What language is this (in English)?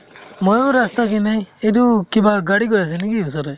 Assamese